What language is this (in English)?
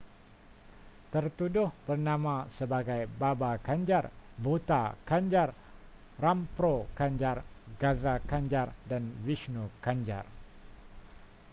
Malay